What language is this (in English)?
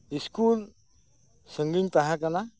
Santali